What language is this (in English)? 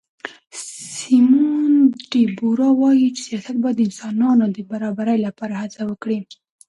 Pashto